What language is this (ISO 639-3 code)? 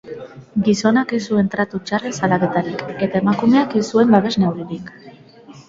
eus